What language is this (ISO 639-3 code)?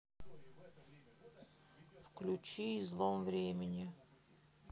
rus